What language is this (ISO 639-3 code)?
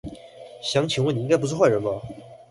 zho